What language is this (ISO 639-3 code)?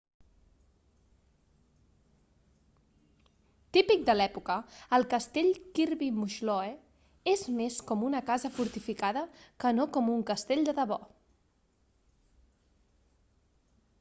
cat